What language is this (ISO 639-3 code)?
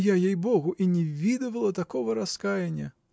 rus